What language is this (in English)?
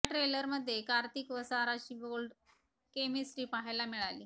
Marathi